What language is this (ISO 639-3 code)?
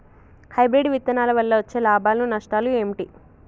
tel